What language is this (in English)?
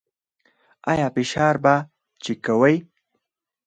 Pashto